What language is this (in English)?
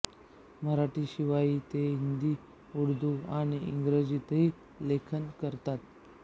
Marathi